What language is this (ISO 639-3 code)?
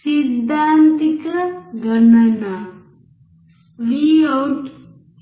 tel